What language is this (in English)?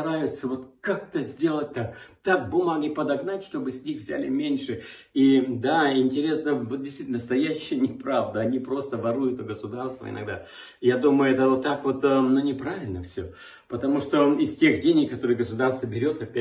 Russian